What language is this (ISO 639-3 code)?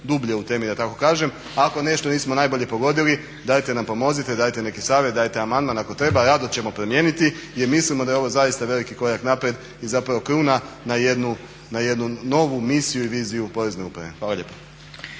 hrv